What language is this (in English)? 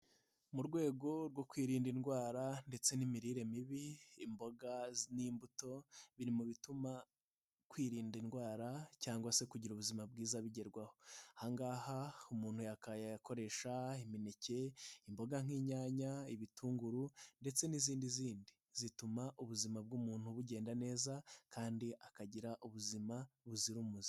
Kinyarwanda